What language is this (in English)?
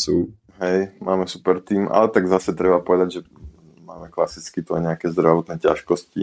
Slovak